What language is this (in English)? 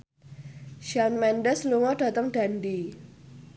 Javanese